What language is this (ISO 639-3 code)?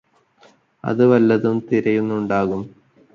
mal